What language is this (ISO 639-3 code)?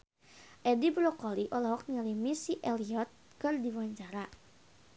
sun